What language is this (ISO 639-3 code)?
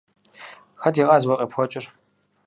kbd